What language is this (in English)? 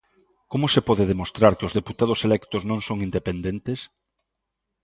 Galician